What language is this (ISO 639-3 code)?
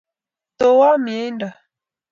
kln